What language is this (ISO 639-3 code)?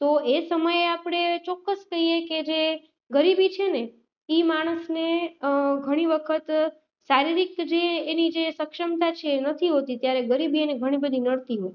guj